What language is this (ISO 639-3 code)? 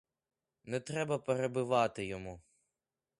ukr